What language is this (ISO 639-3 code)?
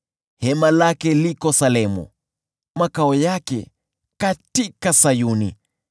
swa